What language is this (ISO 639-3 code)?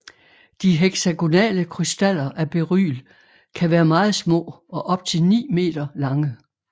dan